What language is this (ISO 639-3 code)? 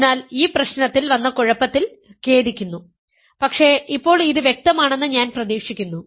mal